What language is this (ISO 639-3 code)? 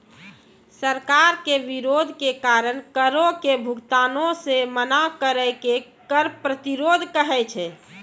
mai